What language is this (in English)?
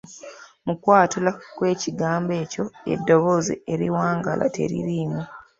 Ganda